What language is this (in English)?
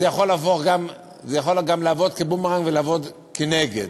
Hebrew